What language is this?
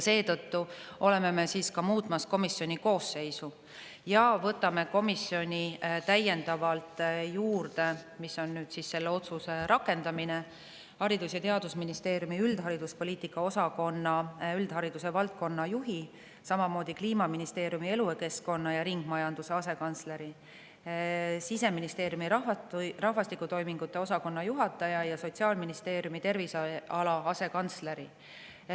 Estonian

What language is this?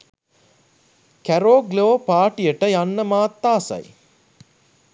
Sinhala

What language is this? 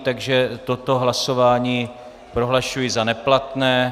Czech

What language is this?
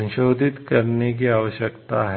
Hindi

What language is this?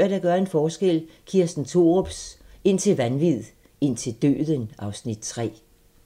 Danish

